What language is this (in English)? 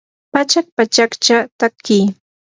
Yanahuanca Pasco Quechua